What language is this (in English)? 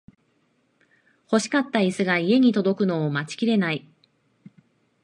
Japanese